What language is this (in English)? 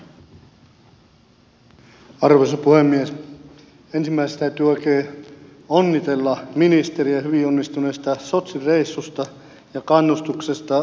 Finnish